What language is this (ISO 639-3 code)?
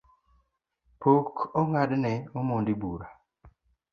luo